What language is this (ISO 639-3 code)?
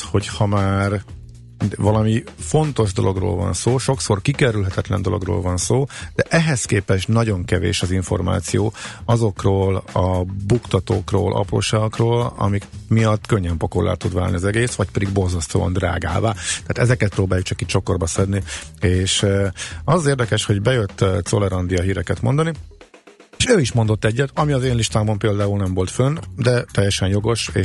hun